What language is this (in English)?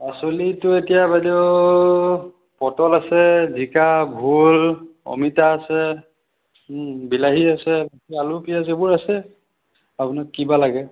Assamese